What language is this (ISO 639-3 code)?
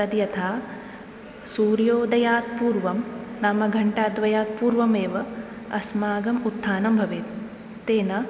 san